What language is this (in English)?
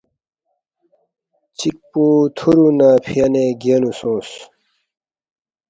Balti